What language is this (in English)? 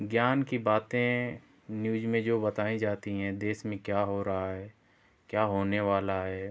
Hindi